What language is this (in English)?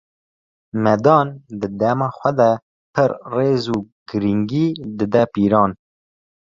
Kurdish